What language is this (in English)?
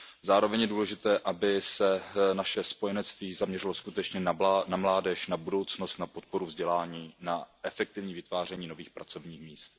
Czech